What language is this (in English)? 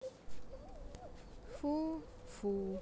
Russian